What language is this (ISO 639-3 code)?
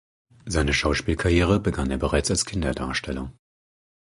deu